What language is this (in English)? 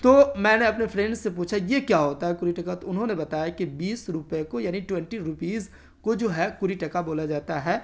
Urdu